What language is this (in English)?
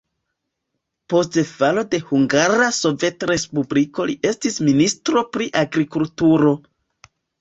Esperanto